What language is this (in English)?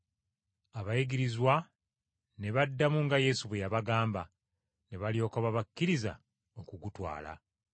Ganda